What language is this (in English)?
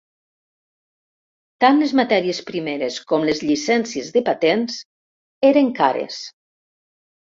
Catalan